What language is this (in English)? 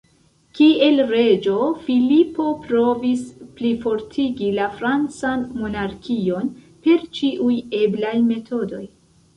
Esperanto